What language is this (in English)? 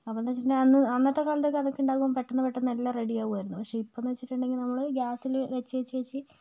Malayalam